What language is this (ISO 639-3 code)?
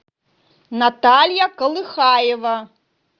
rus